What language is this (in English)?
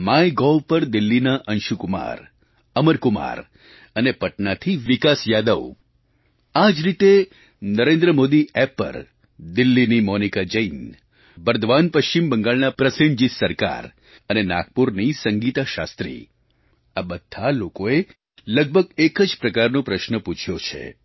Gujarati